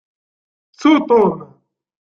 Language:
Kabyle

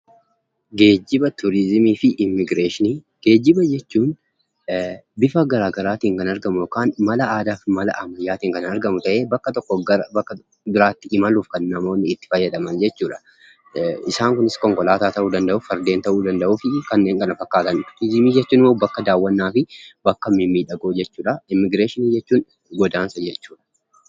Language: Oromo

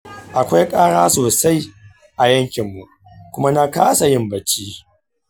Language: Hausa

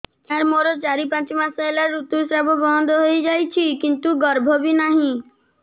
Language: Odia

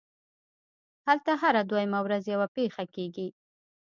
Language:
Pashto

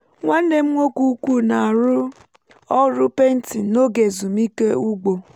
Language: Igbo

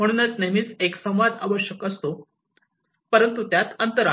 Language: Marathi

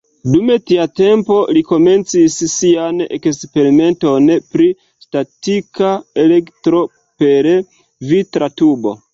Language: Esperanto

